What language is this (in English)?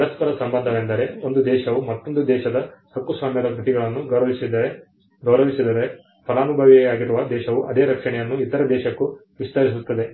Kannada